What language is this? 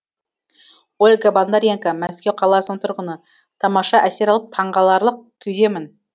Kazakh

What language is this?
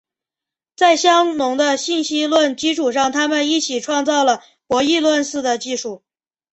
Chinese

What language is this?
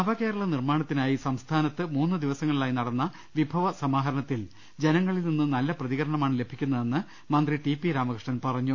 Malayalam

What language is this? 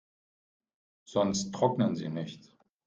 German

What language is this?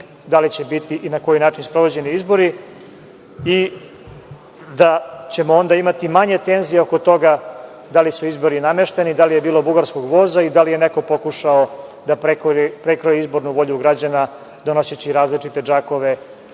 Serbian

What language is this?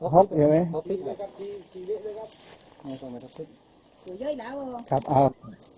Thai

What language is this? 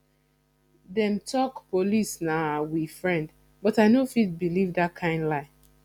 Nigerian Pidgin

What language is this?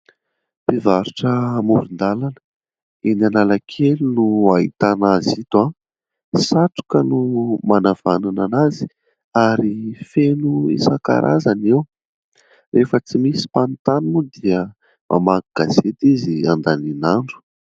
Malagasy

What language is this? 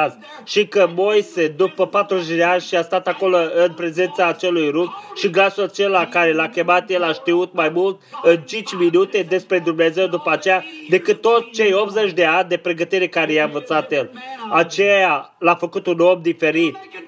Romanian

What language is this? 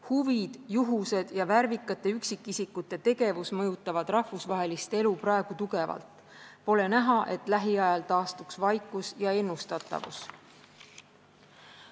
Estonian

